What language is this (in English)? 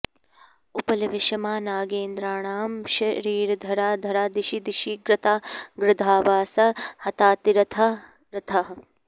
Sanskrit